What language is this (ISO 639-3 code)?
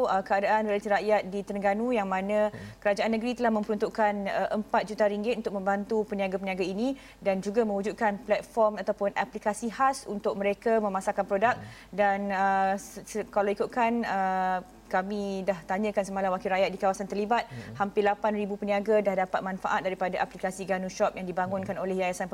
msa